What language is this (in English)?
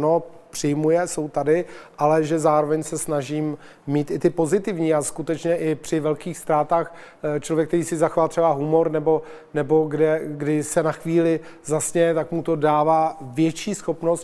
Czech